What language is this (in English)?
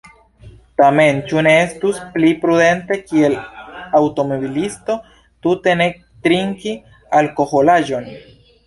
Esperanto